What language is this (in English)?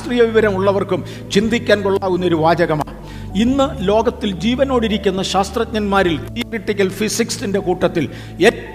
Malayalam